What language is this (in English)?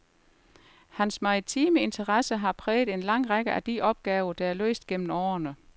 Danish